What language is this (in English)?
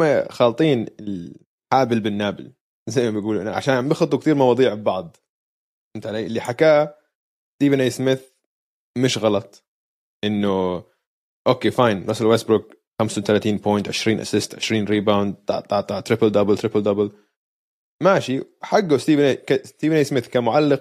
Arabic